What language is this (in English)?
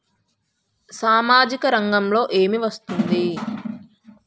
Telugu